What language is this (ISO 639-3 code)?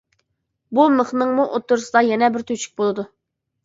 uig